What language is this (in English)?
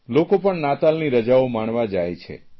Gujarati